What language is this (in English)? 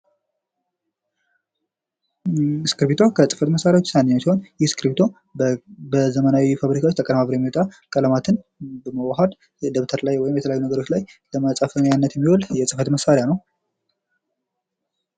Amharic